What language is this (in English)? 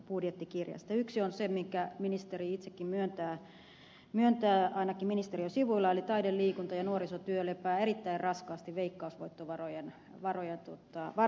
Finnish